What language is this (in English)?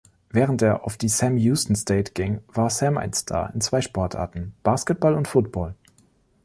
German